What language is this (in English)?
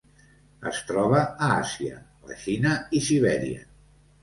Catalan